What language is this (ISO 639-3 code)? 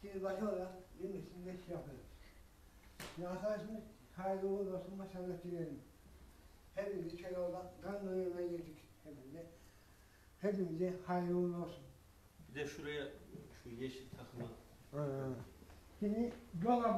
tur